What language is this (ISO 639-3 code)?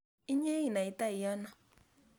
kln